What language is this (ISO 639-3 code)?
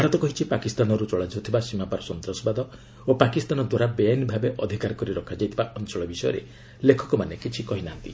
ori